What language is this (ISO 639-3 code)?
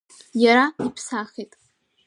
abk